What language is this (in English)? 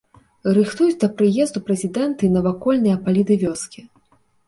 Belarusian